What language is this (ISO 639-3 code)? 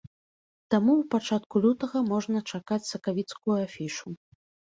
bel